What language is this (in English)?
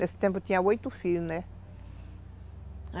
Portuguese